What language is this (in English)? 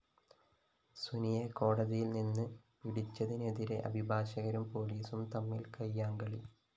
Malayalam